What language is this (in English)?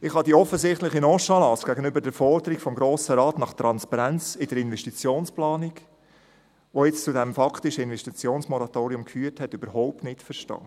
Swiss German